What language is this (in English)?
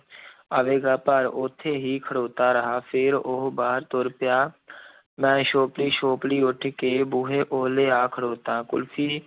Punjabi